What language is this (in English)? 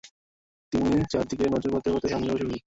Bangla